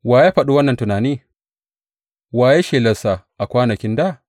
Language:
Hausa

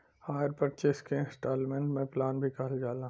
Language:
Bhojpuri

